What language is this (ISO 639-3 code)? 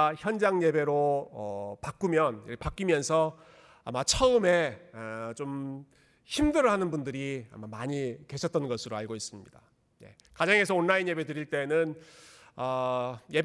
kor